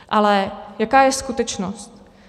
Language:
Czech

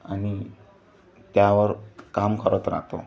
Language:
Marathi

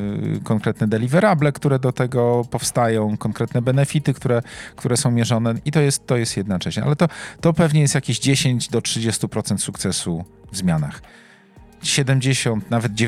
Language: Polish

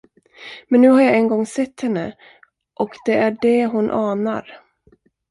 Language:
Swedish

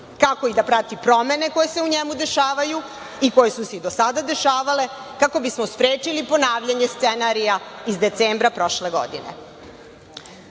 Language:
Serbian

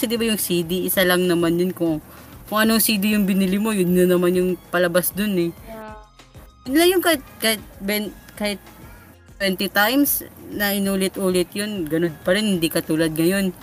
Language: Filipino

